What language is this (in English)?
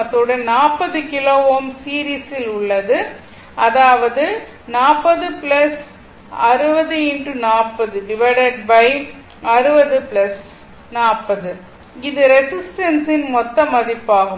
Tamil